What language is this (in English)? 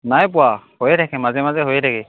Assamese